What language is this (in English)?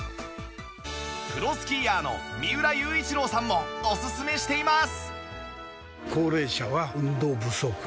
Japanese